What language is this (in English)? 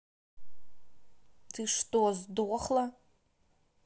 Russian